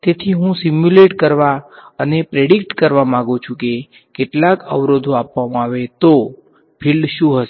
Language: Gujarati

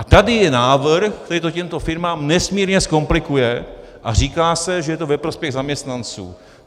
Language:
Czech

